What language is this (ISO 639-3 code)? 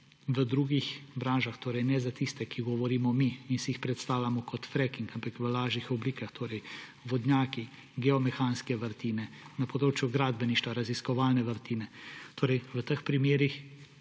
slv